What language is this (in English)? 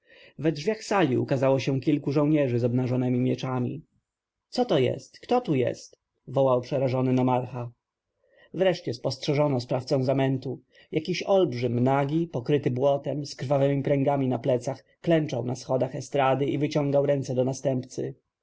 Polish